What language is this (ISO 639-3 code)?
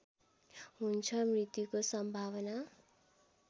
nep